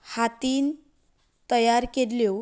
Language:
Konkani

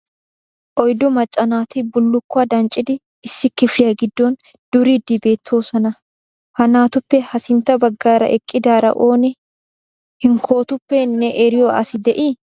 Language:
Wolaytta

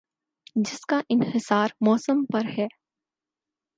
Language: Urdu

